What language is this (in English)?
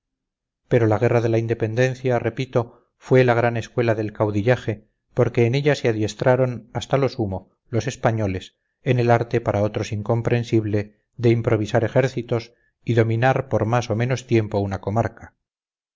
Spanish